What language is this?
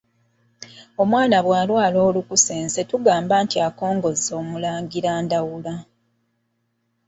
Ganda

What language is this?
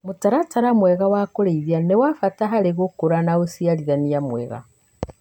Kikuyu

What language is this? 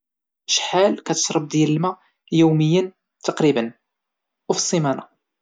Moroccan Arabic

